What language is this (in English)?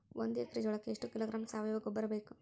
Kannada